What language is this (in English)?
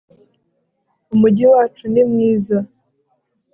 Kinyarwanda